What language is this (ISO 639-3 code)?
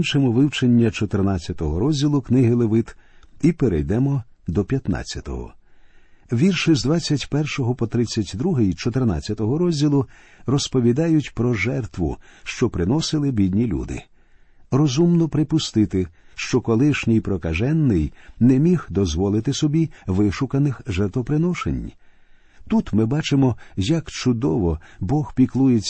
ukr